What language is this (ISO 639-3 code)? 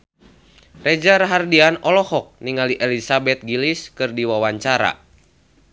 sun